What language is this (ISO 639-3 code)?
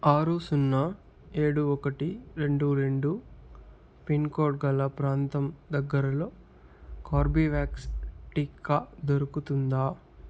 tel